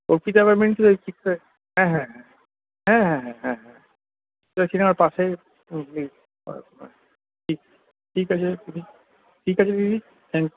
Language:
Bangla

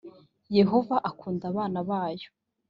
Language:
Kinyarwanda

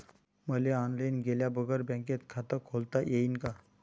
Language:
Marathi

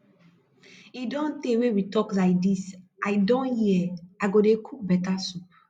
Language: Nigerian Pidgin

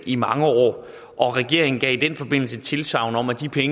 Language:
Danish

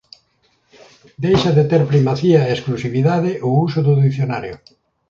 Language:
Galician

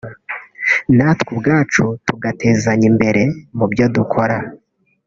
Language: Kinyarwanda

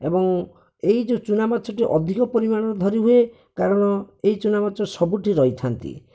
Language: Odia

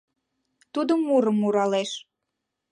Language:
Mari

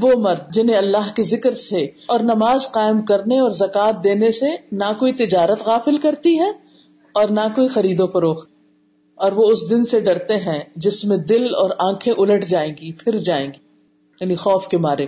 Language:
Urdu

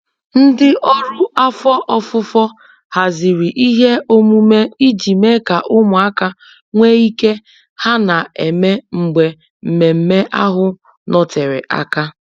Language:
Igbo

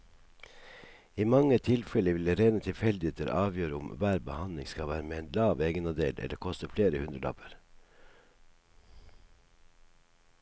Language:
Norwegian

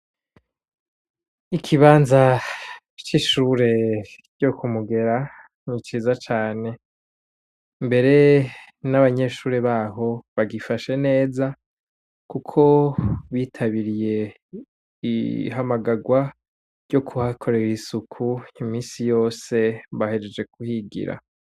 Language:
Rundi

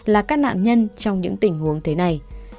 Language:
Vietnamese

